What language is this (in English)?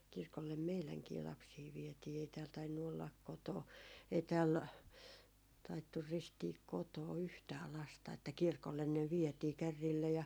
Finnish